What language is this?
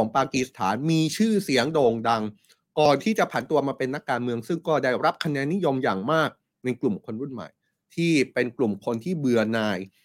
Thai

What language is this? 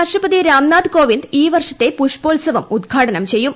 Malayalam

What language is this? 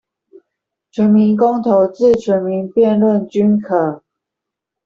Chinese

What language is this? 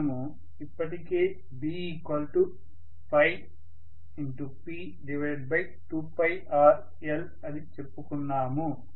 Telugu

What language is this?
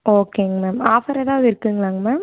Tamil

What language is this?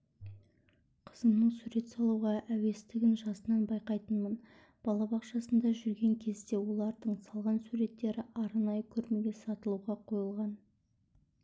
Kazakh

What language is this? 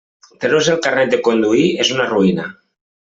Catalan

